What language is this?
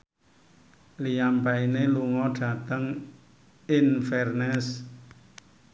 Javanese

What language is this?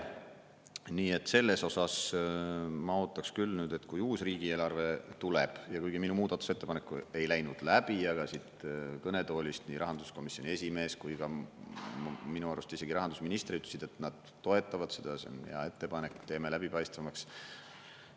Estonian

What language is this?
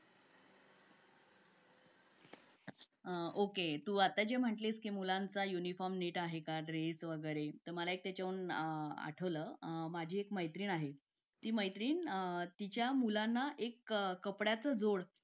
Marathi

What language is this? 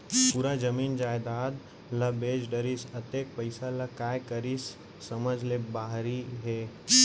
Chhattisgarhi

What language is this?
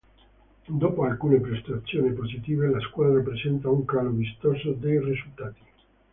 Italian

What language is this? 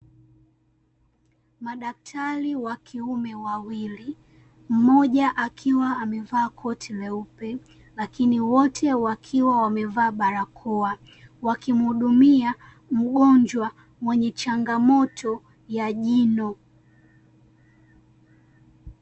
Swahili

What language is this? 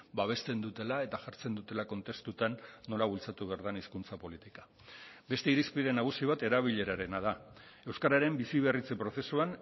Basque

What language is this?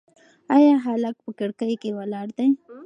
Pashto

